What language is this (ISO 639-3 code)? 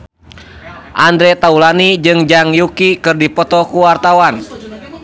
sun